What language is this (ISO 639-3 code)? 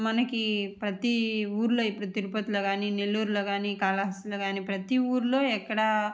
tel